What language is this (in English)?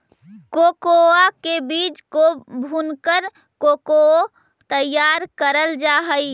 Magahi